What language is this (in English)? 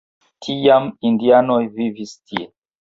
Esperanto